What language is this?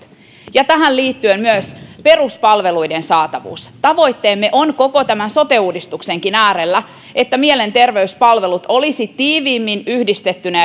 Finnish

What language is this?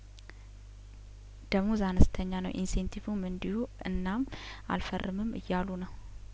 Amharic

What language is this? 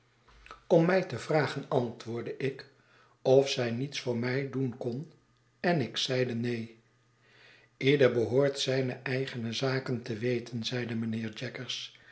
Dutch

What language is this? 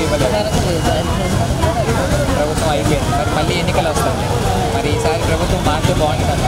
Telugu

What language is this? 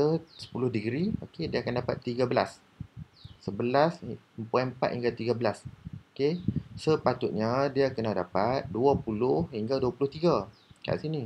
Malay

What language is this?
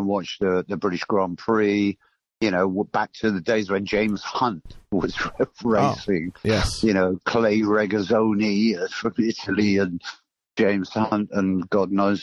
English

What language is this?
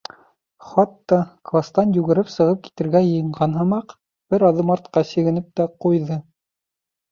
Bashkir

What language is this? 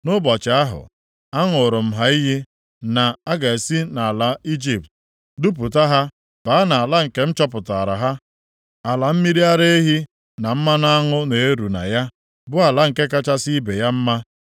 Igbo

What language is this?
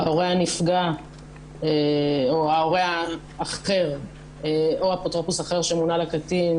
Hebrew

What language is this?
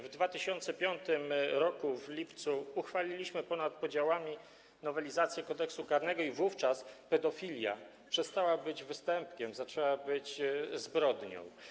Polish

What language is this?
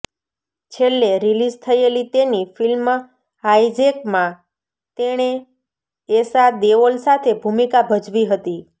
Gujarati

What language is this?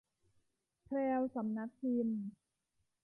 Thai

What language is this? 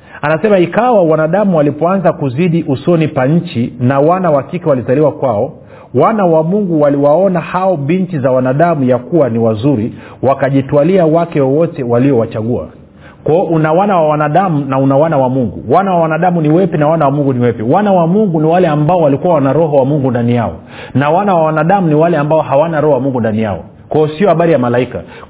Swahili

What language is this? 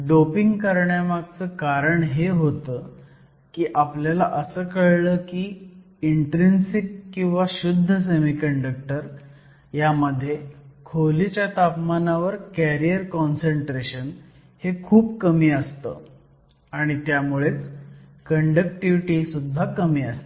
Marathi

